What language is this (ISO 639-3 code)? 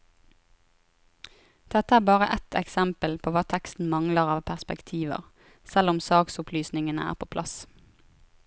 nor